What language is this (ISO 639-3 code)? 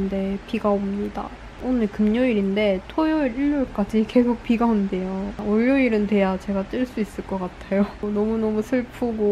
kor